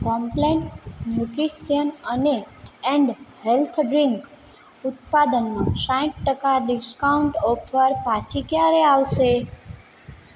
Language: Gujarati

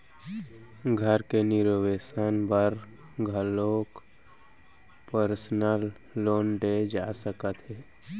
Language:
Chhattisgarhi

